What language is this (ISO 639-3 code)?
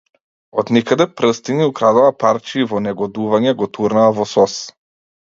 mkd